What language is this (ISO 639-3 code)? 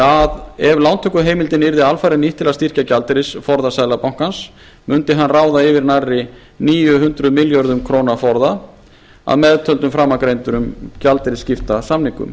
isl